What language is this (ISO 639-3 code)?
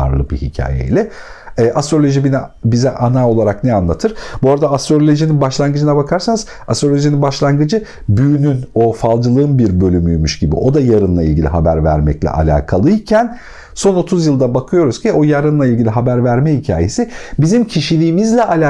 tur